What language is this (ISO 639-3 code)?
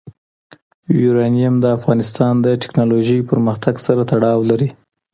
pus